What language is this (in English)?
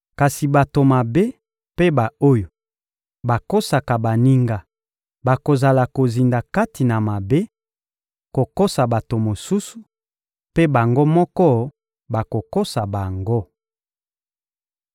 Lingala